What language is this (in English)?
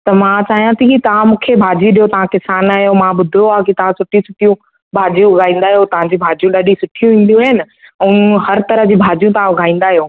Sindhi